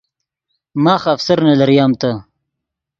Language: Yidgha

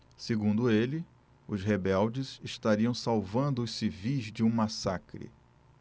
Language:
Portuguese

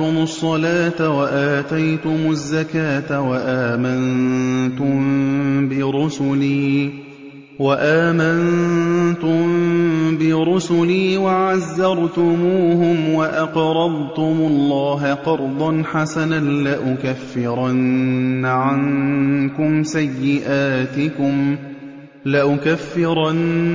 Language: Arabic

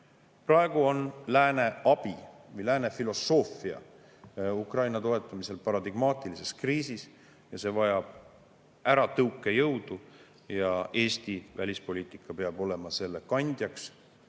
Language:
Estonian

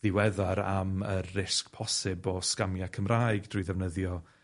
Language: Welsh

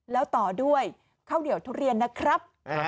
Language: Thai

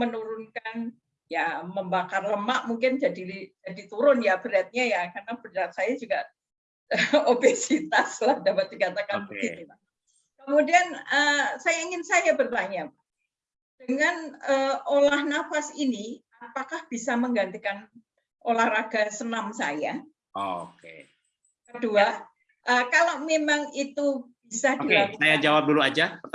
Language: Indonesian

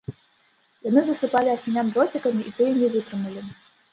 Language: Belarusian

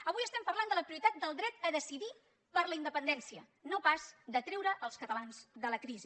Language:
Catalan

